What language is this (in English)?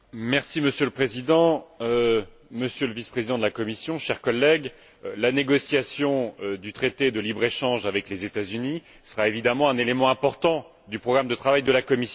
French